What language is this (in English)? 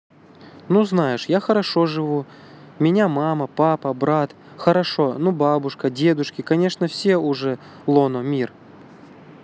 Russian